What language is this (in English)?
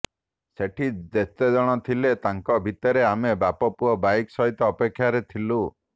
Odia